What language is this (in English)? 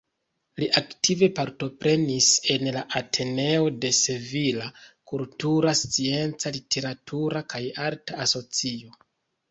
Esperanto